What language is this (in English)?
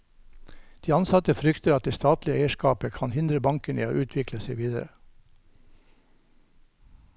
Norwegian